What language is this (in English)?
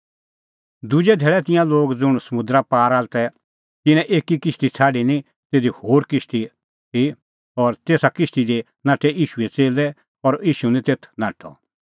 Kullu Pahari